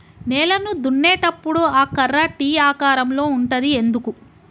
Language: Telugu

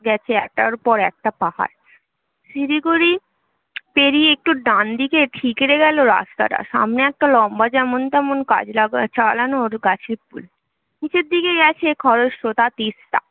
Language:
Bangla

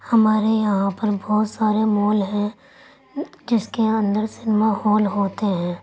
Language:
Urdu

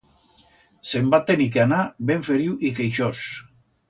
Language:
Aragonese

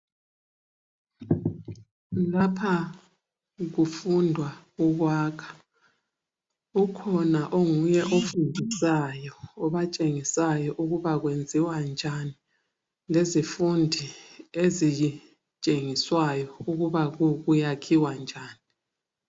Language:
North Ndebele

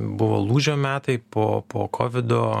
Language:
Lithuanian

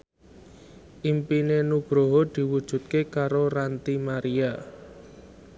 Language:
Javanese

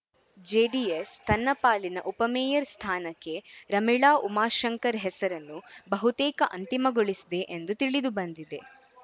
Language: Kannada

